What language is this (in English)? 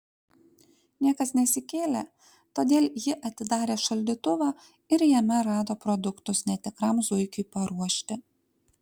Lithuanian